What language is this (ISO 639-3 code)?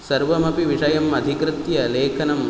san